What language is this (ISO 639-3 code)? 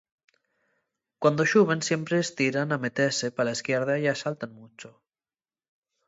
ast